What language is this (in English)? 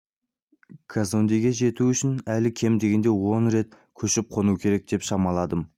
Kazakh